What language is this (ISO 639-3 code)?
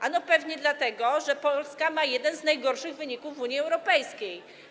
pol